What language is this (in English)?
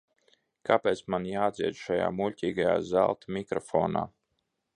Latvian